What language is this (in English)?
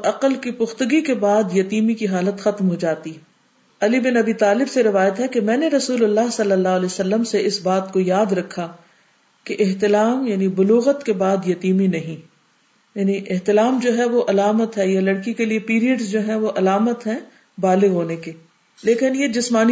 Urdu